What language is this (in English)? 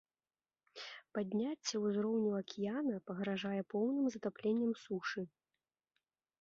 Belarusian